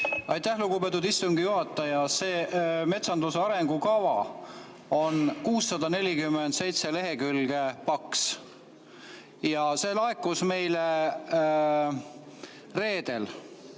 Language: Estonian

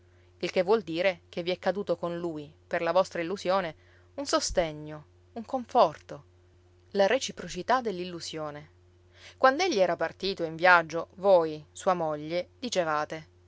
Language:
Italian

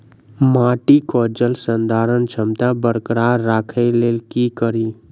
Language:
Maithili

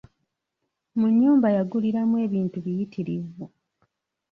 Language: Ganda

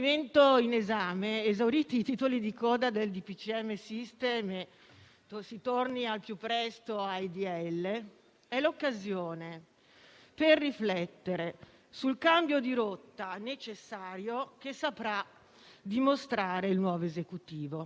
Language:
Italian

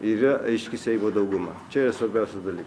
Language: Lithuanian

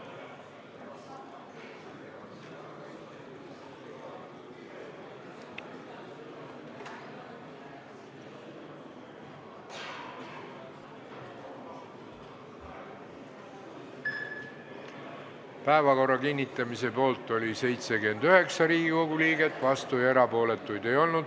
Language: Estonian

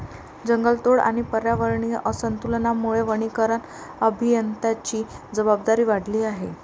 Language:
Marathi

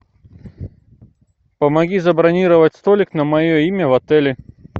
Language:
Russian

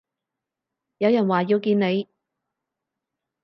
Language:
Cantonese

